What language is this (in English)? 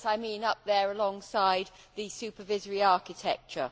English